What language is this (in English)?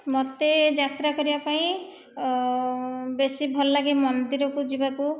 Odia